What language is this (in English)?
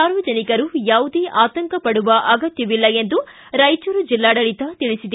Kannada